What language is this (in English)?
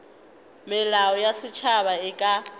Northern Sotho